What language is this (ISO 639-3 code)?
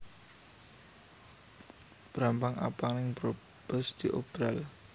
jav